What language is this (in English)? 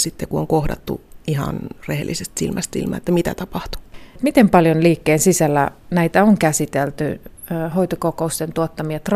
Finnish